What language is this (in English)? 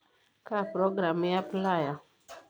Masai